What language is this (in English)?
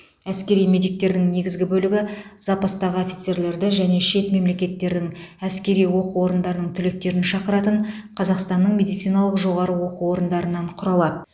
Kazakh